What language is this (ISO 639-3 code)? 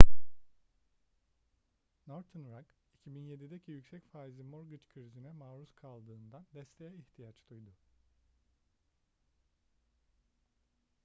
tur